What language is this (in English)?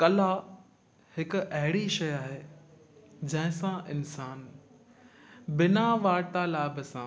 Sindhi